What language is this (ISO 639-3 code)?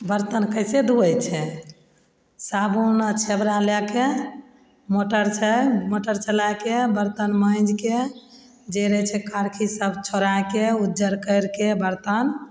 mai